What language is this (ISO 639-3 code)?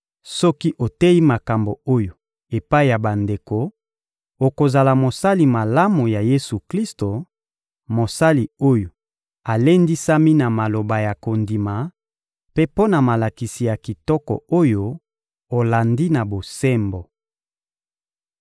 lin